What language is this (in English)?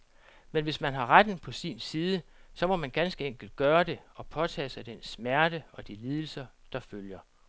Danish